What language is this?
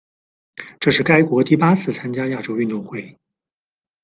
Chinese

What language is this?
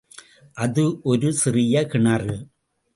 Tamil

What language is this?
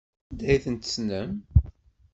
Kabyle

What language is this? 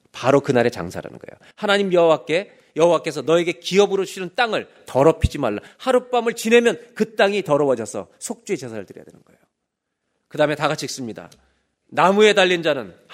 Korean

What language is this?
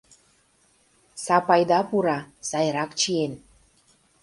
Mari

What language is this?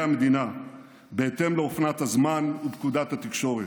Hebrew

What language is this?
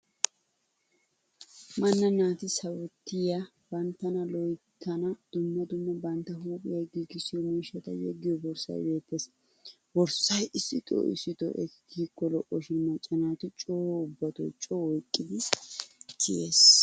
Wolaytta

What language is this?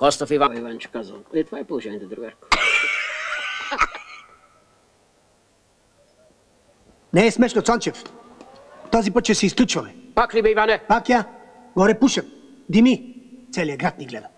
Romanian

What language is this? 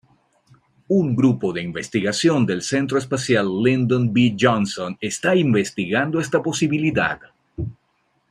Spanish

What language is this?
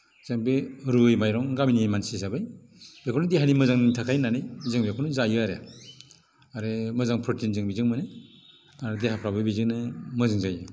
Bodo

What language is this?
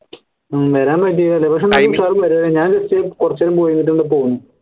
Malayalam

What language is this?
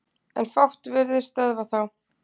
Icelandic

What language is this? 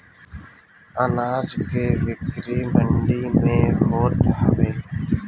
Bhojpuri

